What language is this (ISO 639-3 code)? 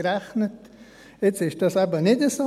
gsw